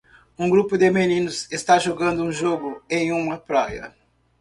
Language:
Portuguese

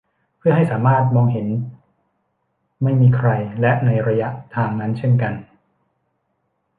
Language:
Thai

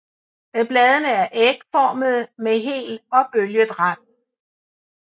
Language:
Danish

